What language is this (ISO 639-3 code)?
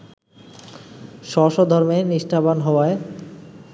ben